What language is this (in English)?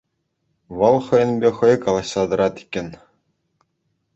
Chuvash